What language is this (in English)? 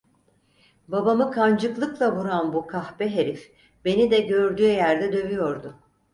Turkish